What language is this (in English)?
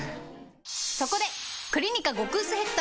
Japanese